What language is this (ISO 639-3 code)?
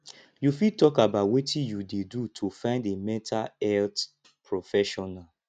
pcm